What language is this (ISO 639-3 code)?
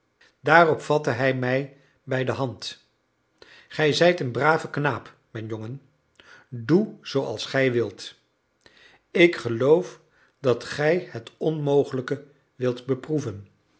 nld